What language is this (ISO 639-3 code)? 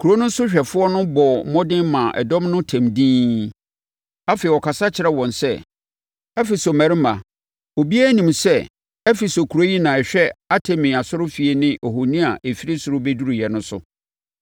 aka